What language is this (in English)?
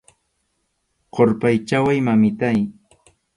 Arequipa-La Unión Quechua